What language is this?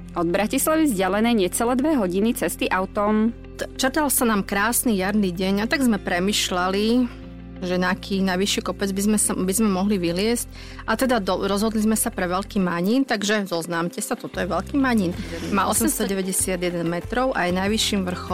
Slovak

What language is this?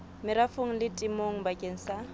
Southern Sotho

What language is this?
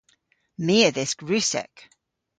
Cornish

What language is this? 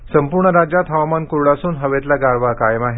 Marathi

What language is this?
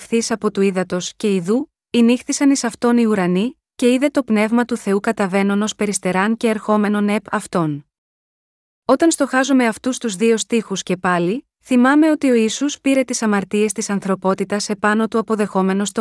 Greek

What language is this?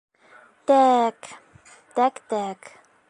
Bashkir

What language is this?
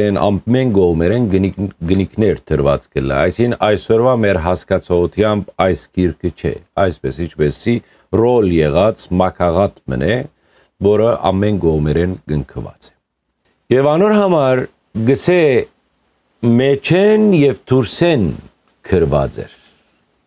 Turkish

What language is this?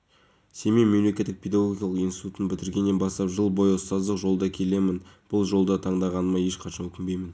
Kazakh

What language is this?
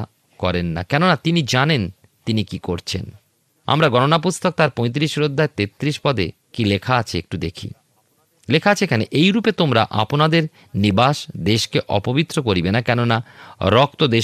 Bangla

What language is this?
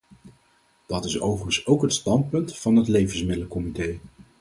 Dutch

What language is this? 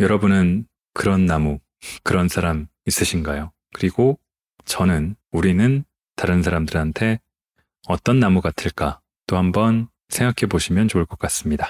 Korean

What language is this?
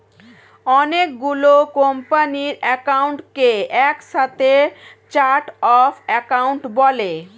Bangla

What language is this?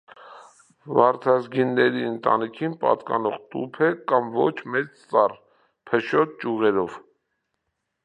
Armenian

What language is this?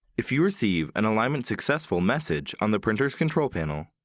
English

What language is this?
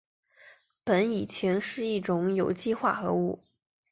Chinese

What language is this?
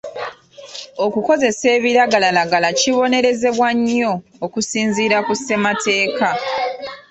Ganda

